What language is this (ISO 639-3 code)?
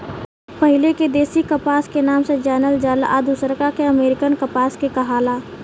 bho